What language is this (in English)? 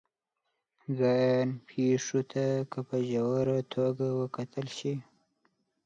Pashto